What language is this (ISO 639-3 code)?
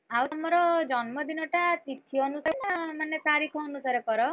ori